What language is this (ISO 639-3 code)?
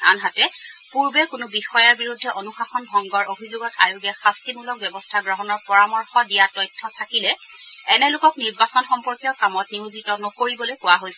asm